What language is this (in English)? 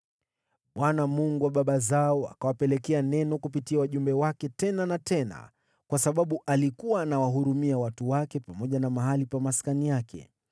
Swahili